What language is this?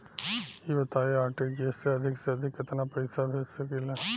Bhojpuri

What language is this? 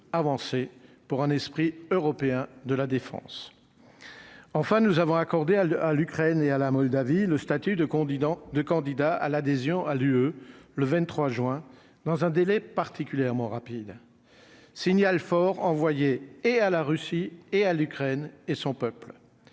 French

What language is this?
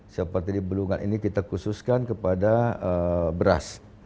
Indonesian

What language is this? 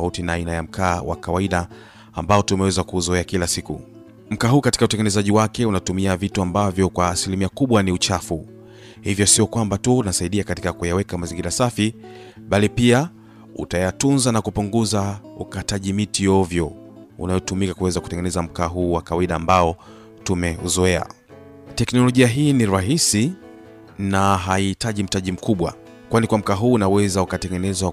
Swahili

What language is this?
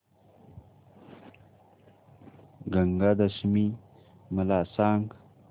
Marathi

